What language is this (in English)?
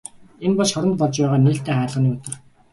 Mongolian